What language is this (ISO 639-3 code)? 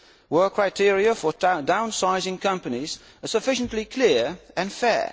eng